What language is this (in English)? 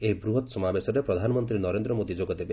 Odia